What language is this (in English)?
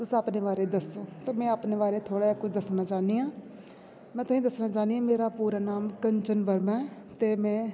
Dogri